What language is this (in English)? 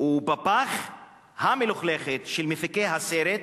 Hebrew